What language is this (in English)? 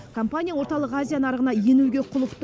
Kazakh